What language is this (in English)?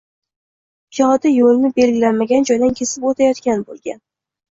Uzbek